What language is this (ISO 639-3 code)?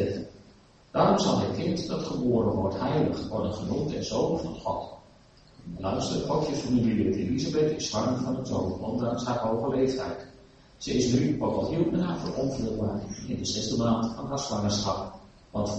nld